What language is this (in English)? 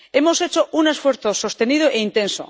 Spanish